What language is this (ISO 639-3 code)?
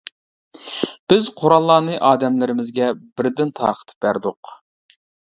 uig